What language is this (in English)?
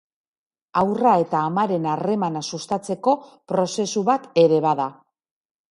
Basque